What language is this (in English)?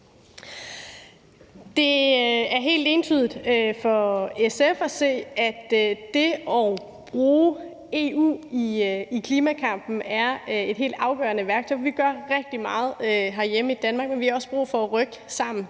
Danish